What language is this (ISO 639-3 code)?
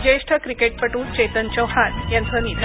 mar